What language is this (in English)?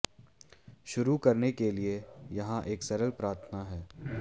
Hindi